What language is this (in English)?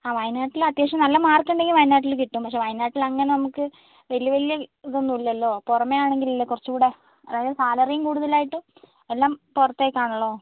Malayalam